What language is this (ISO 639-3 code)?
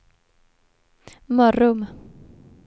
swe